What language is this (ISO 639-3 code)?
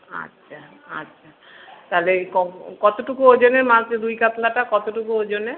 ben